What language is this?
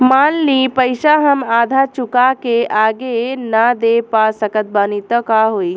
Bhojpuri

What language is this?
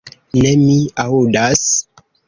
Esperanto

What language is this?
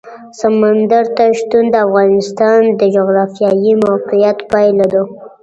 Pashto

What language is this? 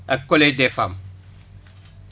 Wolof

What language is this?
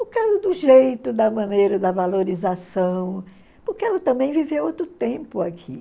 Portuguese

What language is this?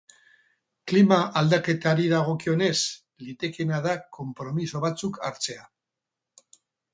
Basque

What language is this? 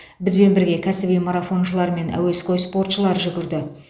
Kazakh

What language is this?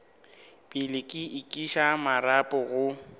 Northern Sotho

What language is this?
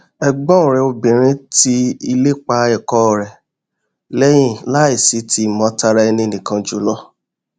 Yoruba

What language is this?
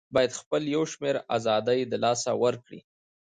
Pashto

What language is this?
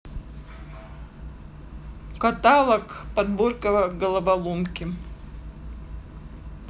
Russian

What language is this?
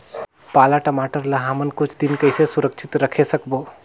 Chhattisgarhi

